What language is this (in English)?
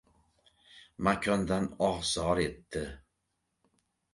Uzbek